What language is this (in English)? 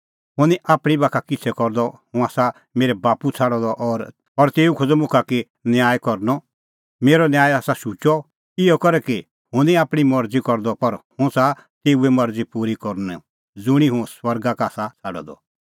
Kullu Pahari